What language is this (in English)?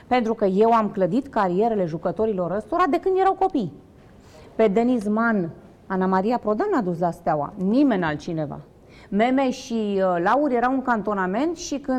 Romanian